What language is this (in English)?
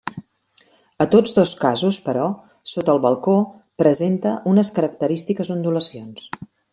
Catalan